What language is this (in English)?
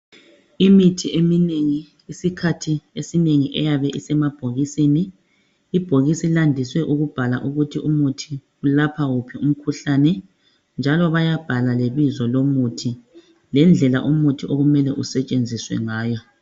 North Ndebele